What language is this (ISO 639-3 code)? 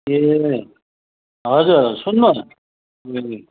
nep